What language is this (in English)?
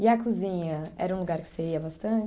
Portuguese